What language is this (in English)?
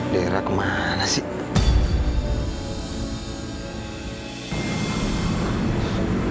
Indonesian